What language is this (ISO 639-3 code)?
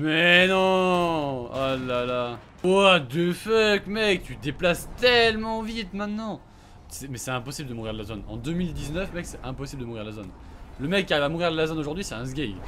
fra